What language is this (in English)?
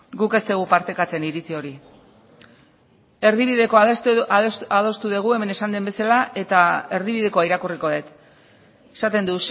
Basque